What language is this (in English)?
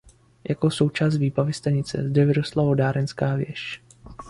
Czech